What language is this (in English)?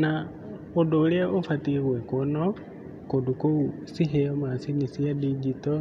Kikuyu